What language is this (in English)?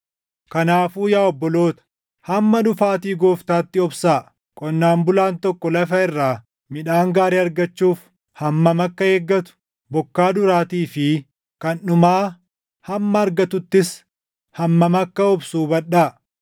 Oromo